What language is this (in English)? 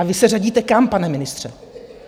Czech